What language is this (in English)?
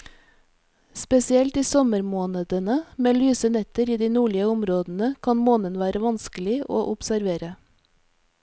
Norwegian